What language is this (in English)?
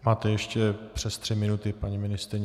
Czech